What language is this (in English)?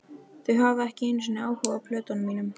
Icelandic